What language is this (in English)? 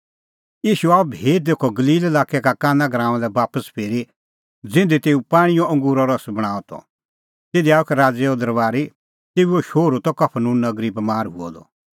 Kullu Pahari